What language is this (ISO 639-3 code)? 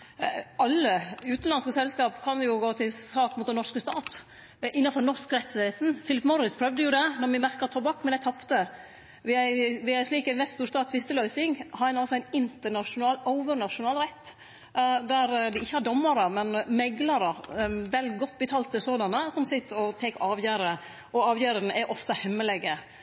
nno